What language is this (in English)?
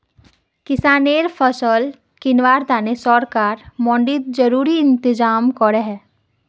Magahi